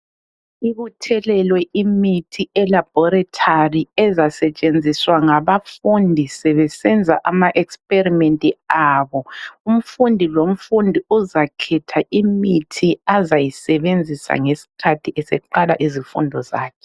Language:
North Ndebele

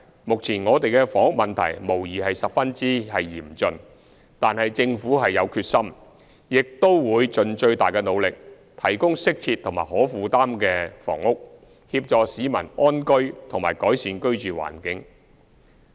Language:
Cantonese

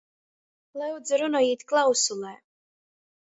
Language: Latgalian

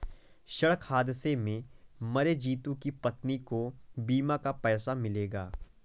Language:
Hindi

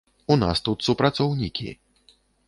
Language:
Belarusian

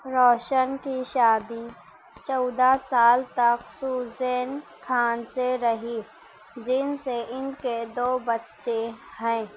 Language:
Urdu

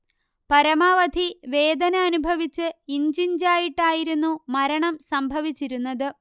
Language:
Malayalam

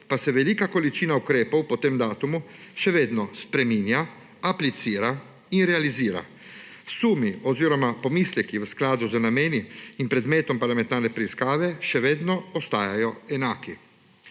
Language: Slovenian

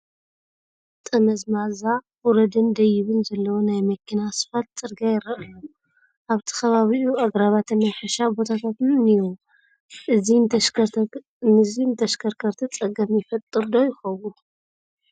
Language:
Tigrinya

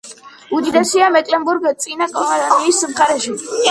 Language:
Georgian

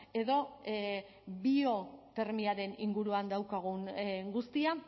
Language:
Basque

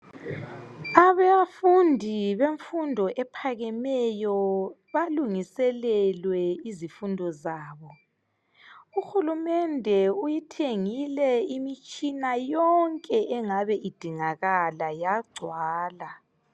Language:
North Ndebele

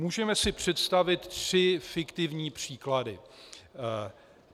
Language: Czech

